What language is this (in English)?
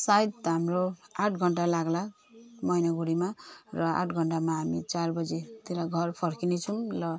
Nepali